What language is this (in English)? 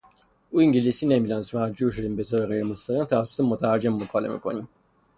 Persian